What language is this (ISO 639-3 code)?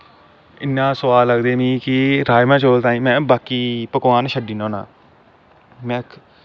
doi